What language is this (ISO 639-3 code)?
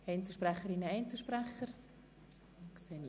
gsw